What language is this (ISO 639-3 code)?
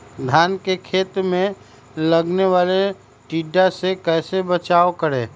mag